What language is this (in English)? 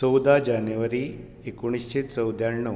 Konkani